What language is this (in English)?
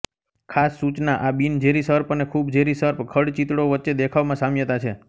Gujarati